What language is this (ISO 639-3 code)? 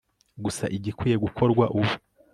kin